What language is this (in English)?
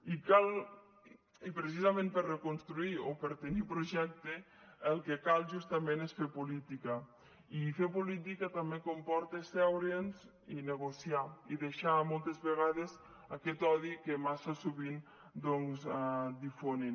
Catalan